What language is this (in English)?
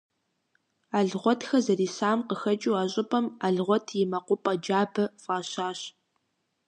Kabardian